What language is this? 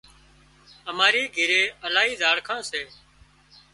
Wadiyara Koli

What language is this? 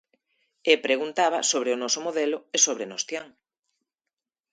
Galician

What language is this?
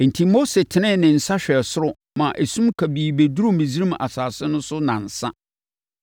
Akan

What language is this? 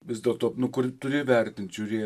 Lithuanian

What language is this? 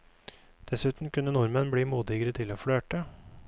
Norwegian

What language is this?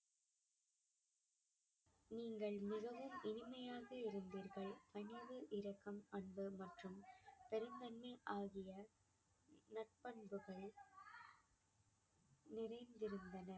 Tamil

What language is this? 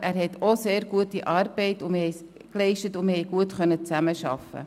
Swiss German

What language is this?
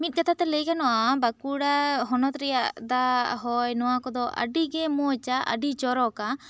Santali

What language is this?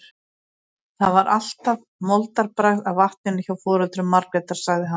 Icelandic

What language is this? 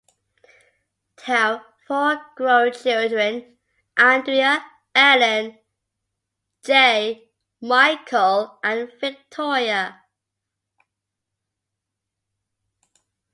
English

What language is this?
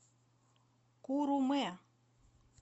Russian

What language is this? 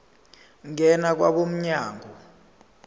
Zulu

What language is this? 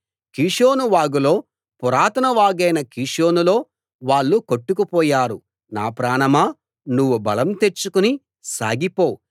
Telugu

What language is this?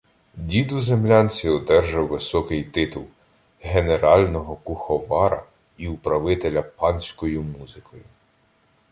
Ukrainian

